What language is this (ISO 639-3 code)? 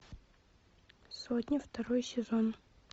rus